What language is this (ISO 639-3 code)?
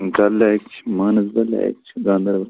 kas